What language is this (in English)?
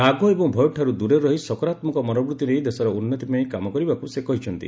Odia